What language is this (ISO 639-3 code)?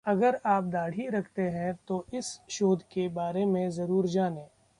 hin